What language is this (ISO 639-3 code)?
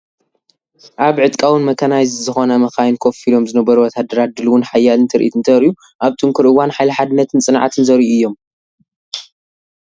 tir